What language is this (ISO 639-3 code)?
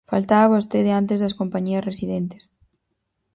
glg